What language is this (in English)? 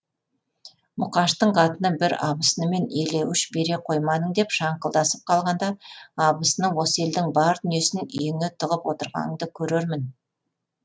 Kazakh